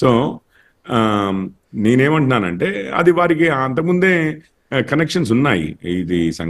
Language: Telugu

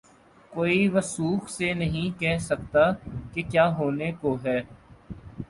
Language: Urdu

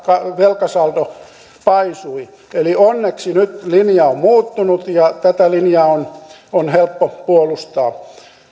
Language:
Finnish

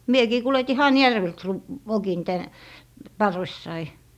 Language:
Finnish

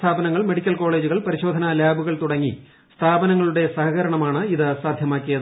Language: Malayalam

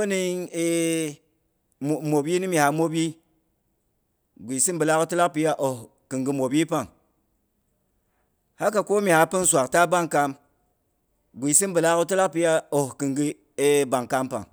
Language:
Boghom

